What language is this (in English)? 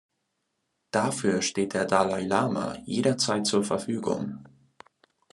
German